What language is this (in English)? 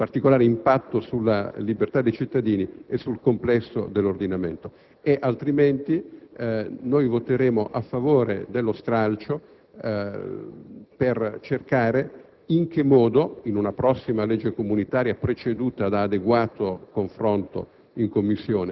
Italian